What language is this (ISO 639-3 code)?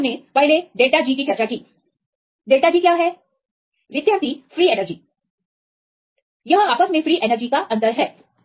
hin